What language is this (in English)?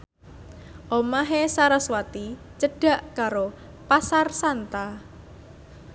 Javanese